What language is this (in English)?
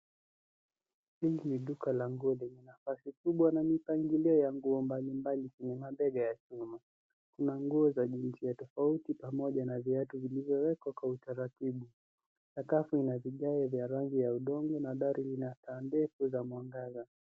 Swahili